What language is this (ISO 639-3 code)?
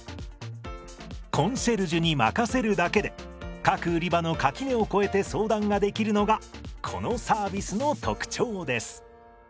jpn